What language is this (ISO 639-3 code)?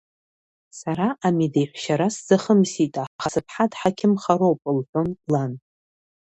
abk